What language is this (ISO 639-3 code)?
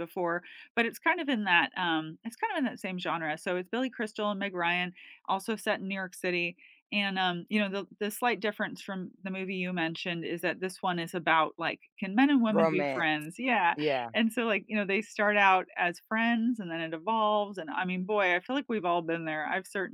eng